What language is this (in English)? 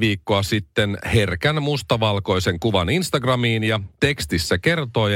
Finnish